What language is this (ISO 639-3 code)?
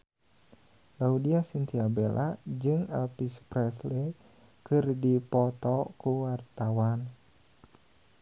sun